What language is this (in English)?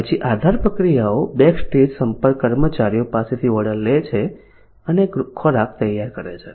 Gujarati